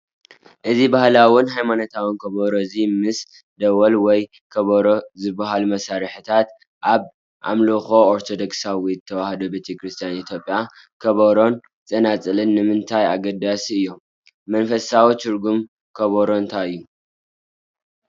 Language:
Tigrinya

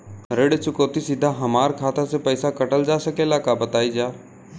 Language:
Bhojpuri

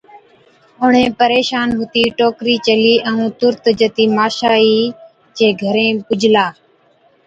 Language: Od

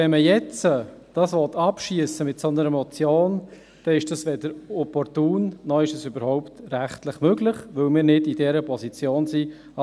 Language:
Swiss German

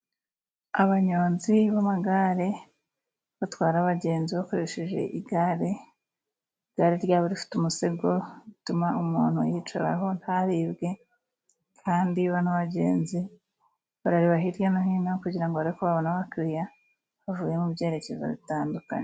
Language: Kinyarwanda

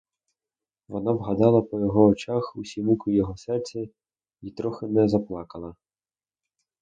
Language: Ukrainian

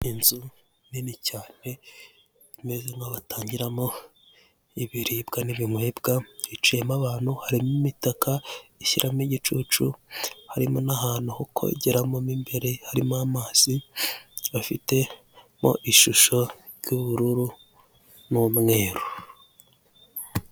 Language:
Kinyarwanda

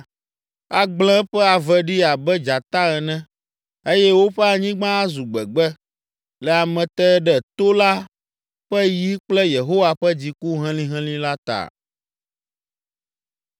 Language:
Ewe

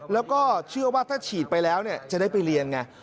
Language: Thai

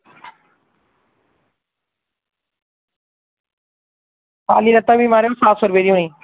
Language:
Dogri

